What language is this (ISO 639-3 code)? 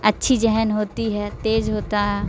urd